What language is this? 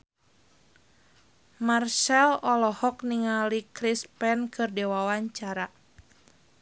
Sundanese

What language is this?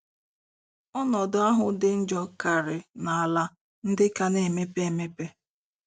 Igbo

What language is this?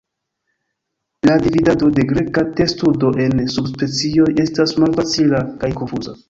Esperanto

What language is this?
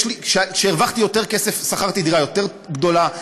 Hebrew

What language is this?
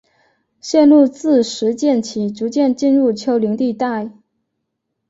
Chinese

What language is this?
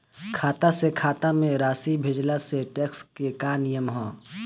Bhojpuri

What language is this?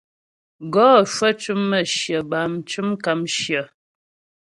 Ghomala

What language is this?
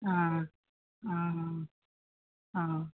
Assamese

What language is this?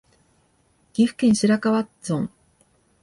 Japanese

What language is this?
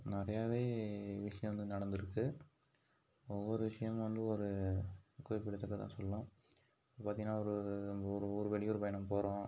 Tamil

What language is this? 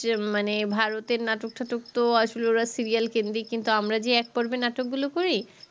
Bangla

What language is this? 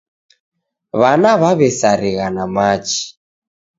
Taita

